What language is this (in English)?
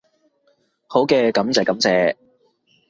Cantonese